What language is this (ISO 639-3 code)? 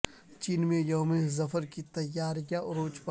urd